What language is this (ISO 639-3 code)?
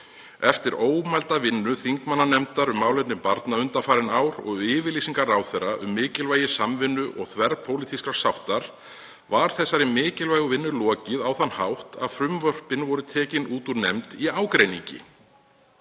isl